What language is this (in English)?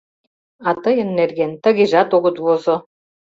Mari